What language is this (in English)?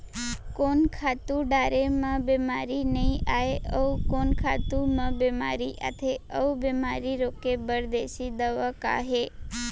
Chhattisgarhi